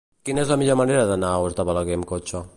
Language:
Catalan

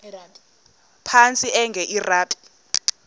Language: Xhosa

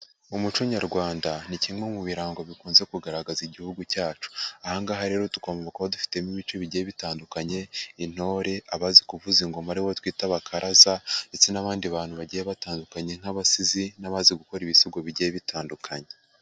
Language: Kinyarwanda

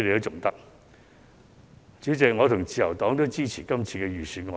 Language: Cantonese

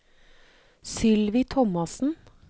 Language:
Norwegian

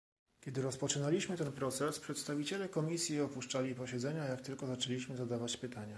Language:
Polish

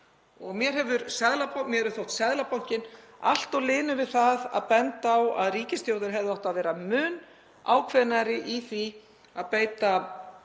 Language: Icelandic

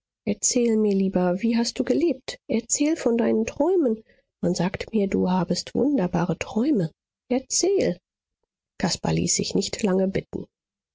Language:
German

